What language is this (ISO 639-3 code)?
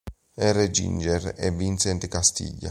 ita